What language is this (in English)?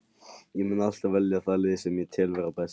Icelandic